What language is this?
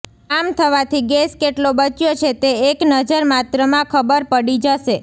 Gujarati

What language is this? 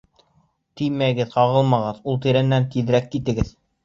Bashkir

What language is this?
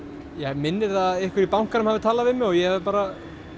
Icelandic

